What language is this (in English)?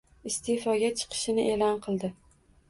Uzbek